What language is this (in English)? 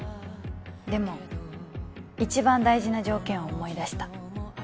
Japanese